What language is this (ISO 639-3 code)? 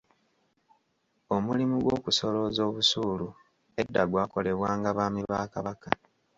lug